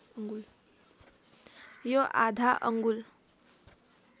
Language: Nepali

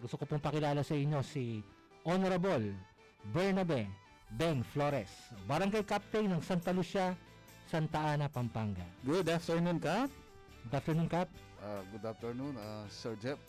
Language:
Filipino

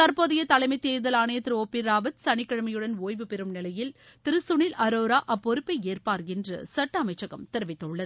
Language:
Tamil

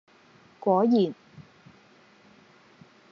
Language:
Cantonese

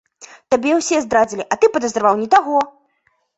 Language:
Belarusian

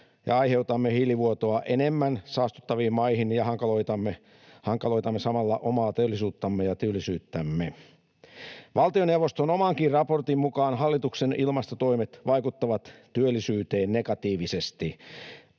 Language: Finnish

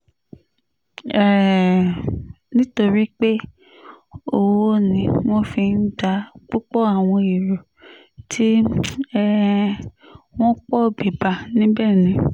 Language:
Yoruba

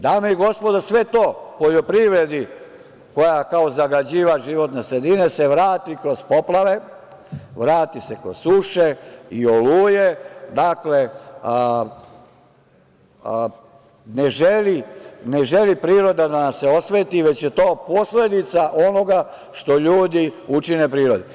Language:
Serbian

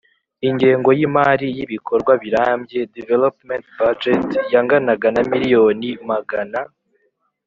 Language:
Kinyarwanda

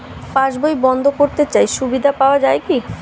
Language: Bangla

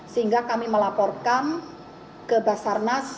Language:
Indonesian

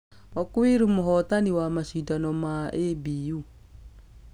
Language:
Kikuyu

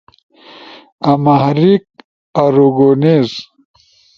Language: Ushojo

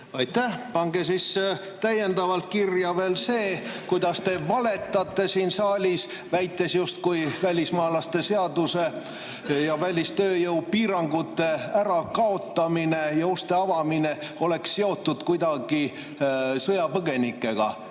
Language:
Estonian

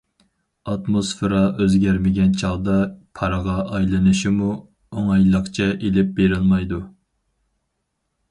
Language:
Uyghur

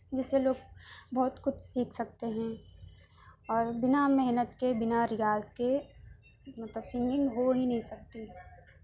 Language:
Urdu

